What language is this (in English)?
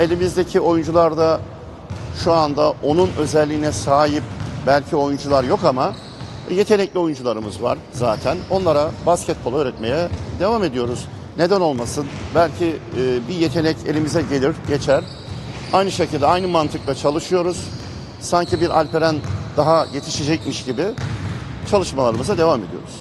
Turkish